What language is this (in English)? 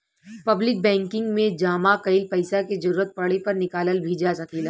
Bhojpuri